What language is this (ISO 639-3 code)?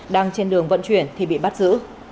vie